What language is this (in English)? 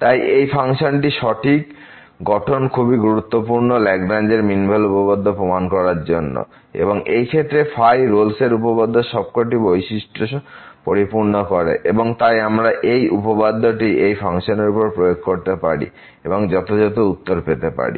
Bangla